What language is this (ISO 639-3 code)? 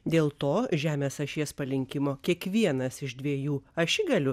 lit